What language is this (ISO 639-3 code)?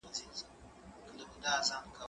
pus